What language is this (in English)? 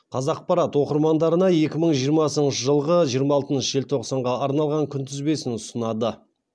Kazakh